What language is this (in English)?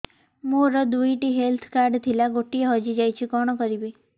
Odia